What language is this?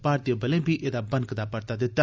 Dogri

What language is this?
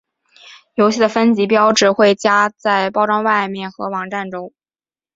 Chinese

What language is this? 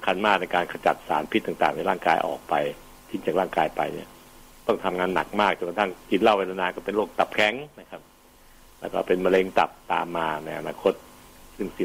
Thai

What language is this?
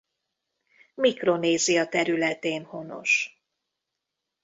Hungarian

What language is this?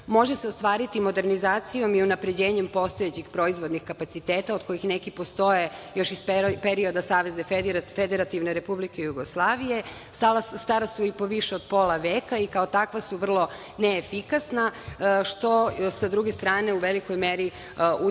Serbian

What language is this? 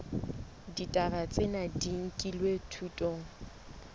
Southern Sotho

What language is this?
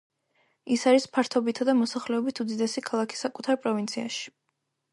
Georgian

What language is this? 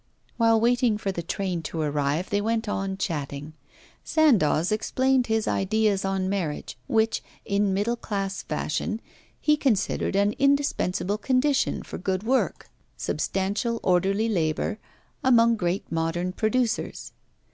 English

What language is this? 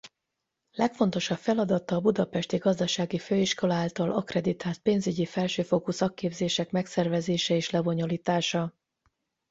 Hungarian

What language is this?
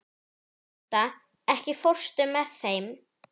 Icelandic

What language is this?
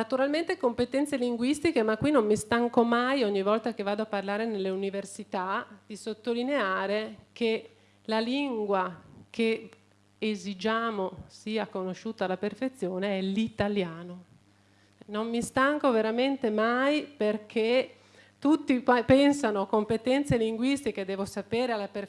Italian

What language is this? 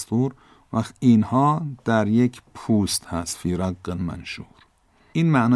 Persian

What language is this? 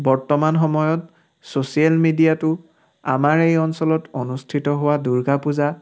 Assamese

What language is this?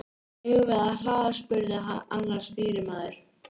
Icelandic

